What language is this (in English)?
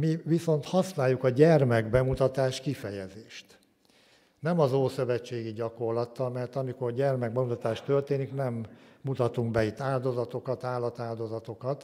Hungarian